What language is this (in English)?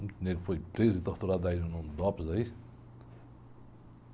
Portuguese